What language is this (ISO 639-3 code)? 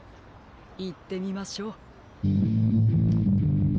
jpn